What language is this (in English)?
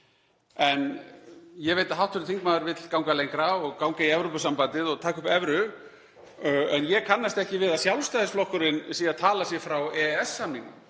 Icelandic